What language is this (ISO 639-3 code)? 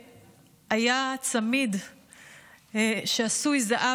heb